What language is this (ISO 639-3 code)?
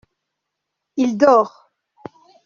fra